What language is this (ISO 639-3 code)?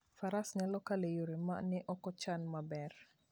luo